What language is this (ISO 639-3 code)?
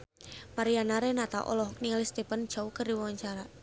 sun